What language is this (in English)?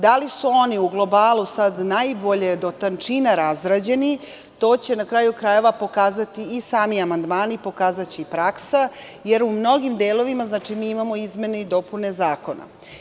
Serbian